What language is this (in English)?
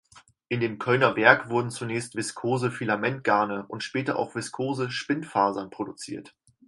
German